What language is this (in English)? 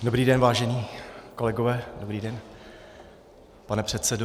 Czech